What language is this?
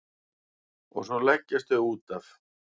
Icelandic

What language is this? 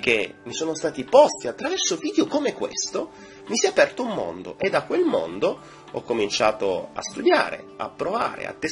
Italian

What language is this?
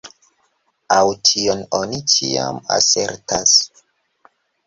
Esperanto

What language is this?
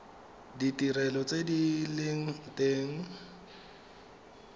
Tswana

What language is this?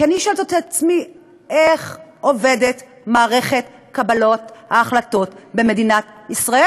Hebrew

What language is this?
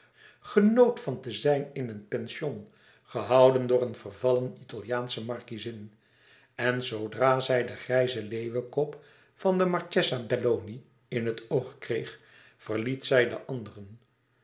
Dutch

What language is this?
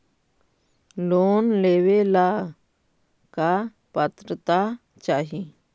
Magahi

